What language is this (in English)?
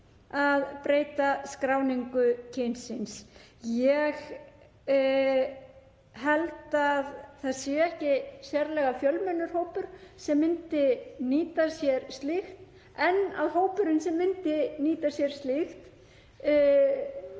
Icelandic